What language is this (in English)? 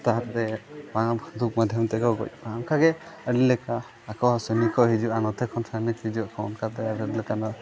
Santali